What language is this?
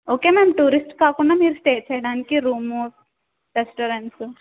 Telugu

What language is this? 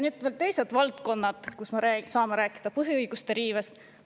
Estonian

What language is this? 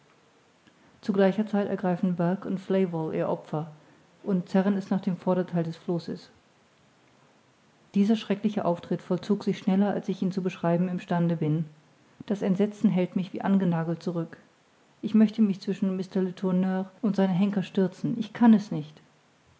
German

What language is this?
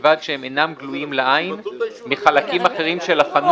Hebrew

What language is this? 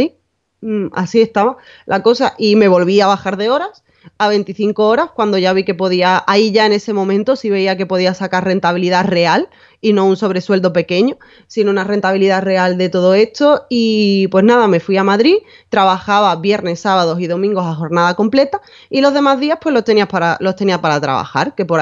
Spanish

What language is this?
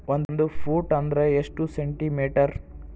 Kannada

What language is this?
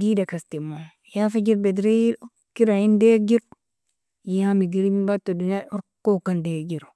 Nobiin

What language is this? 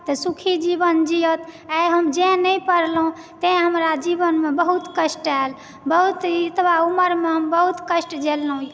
Maithili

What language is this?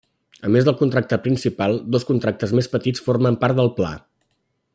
Catalan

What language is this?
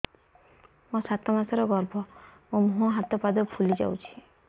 Odia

